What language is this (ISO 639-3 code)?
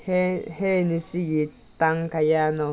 mni